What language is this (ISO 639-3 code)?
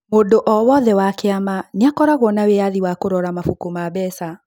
kik